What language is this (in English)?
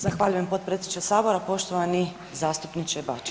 Croatian